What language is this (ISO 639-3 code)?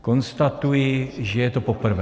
ces